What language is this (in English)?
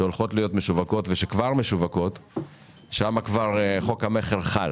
Hebrew